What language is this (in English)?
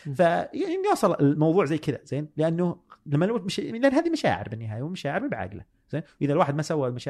Arabic